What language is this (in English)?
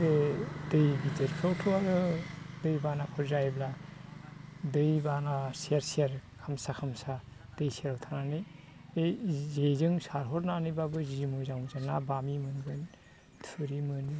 Bodo